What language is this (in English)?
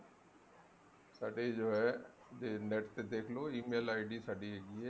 Punjabi